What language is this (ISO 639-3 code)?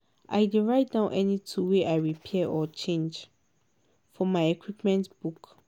pcm